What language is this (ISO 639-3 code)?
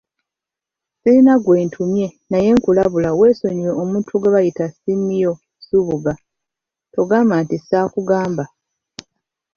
lug